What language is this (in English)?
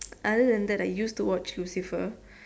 English